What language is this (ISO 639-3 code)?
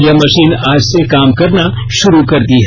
hin